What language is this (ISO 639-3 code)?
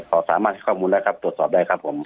tha